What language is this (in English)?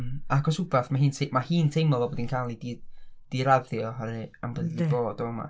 Welsh